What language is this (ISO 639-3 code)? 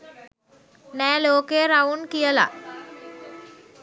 sin